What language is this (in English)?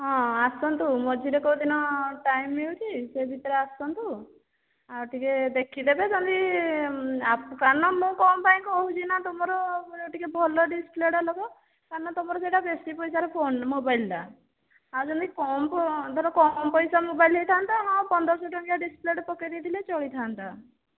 Odia